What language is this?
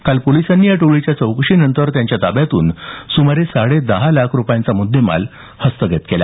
Marathi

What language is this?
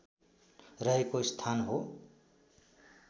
Nepali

